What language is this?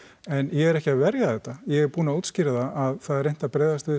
Icelandic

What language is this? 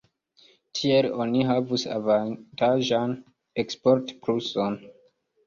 Esperanto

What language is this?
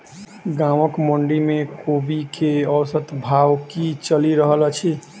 Maithili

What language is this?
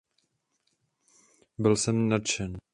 Czech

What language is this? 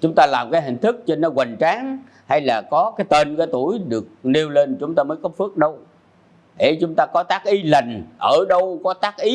Vietnamese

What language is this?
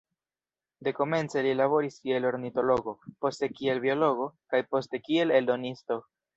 Esperanto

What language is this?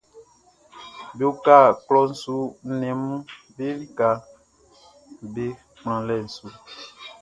Baoulé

